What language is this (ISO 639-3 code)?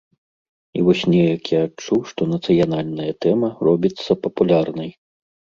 bel